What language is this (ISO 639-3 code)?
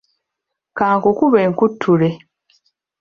lug